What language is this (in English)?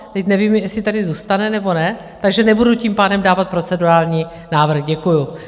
Czech